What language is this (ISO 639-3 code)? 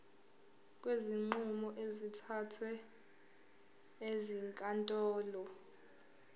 zul